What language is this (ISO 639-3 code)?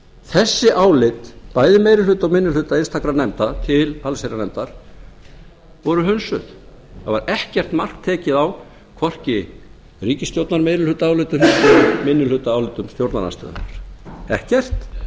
isl